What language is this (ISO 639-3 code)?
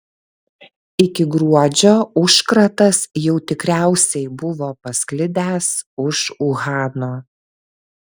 lit